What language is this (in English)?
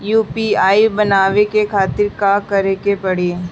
Bhojpuri